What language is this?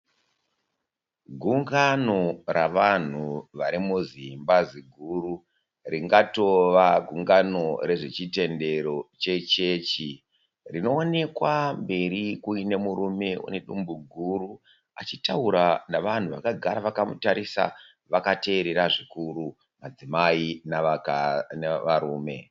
Shona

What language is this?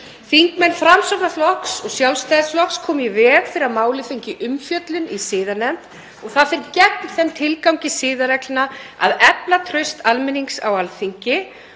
Icelandic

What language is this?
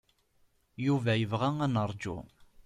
Kabyle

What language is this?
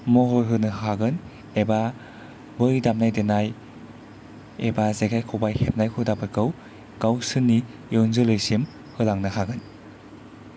Bodo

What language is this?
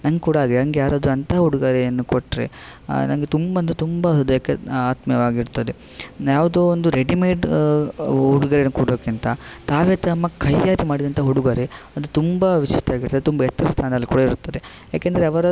Kannada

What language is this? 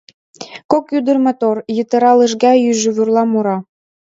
Mari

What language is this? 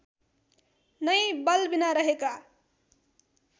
Nepali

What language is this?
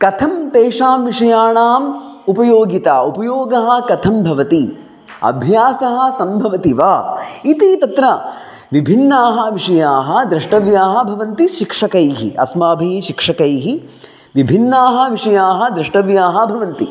Sanskrit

